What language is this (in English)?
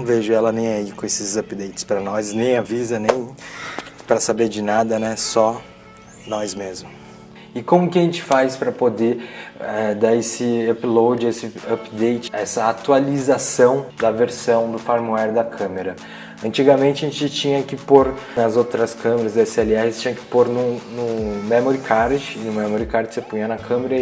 Portuguese